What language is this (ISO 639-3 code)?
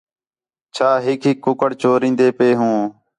xhe